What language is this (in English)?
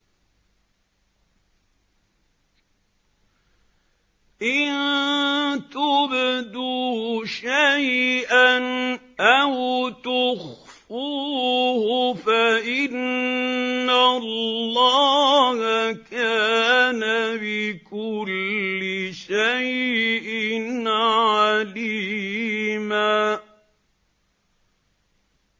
Arabic